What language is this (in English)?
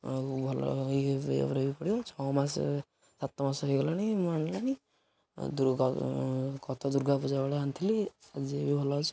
Odia